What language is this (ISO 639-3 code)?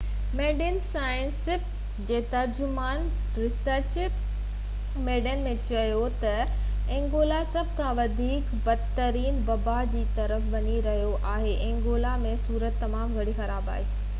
snd